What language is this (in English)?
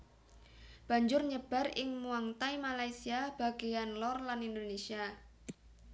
Javanese